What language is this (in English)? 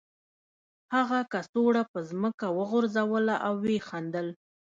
Pashto